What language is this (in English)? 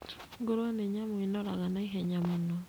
Kikuyu